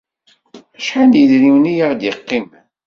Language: Kabyle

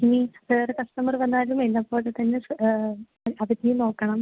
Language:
Malayalam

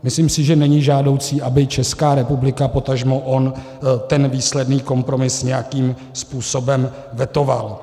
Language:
Czech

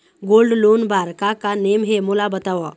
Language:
Chhattisgarhi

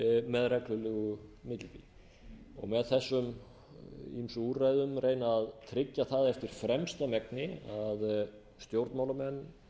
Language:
Icelandic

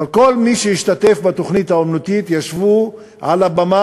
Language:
Hebrew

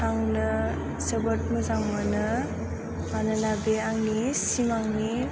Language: Bodo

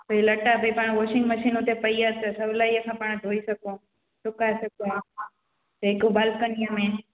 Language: Sindhi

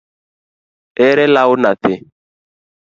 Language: Luo (Kenya and Tanzania)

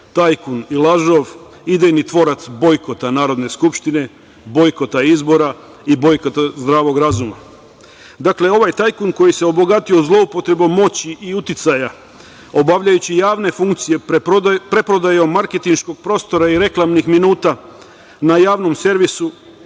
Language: Serbian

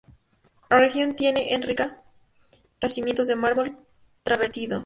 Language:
Spanish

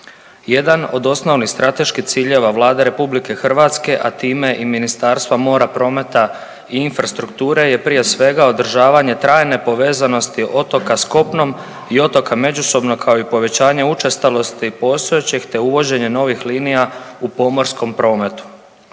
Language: Croatian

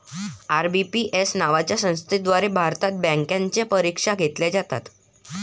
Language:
Marathi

